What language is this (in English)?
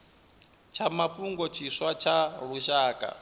Venda